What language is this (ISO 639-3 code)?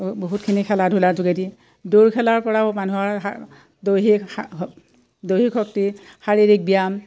asm